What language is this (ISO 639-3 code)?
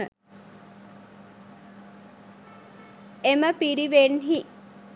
sin